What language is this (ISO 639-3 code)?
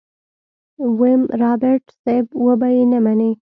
pus